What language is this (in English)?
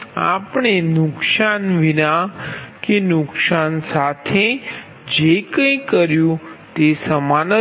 Gujarati